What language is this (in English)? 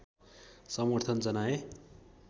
Nepali